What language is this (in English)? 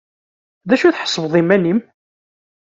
Kabyle